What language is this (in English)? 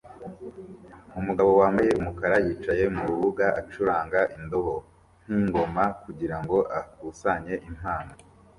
Kinyarwanda